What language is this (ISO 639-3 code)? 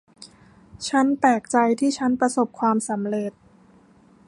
tha